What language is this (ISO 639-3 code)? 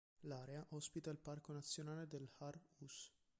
ita